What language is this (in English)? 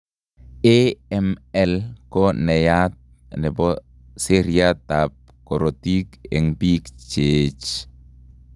Kalenjin